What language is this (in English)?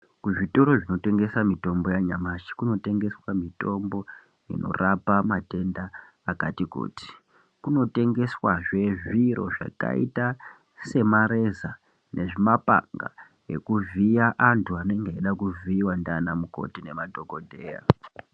Ndau